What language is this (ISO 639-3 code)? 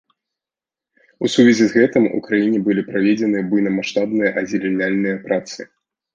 bel